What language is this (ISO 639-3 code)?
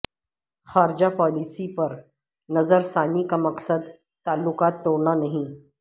urd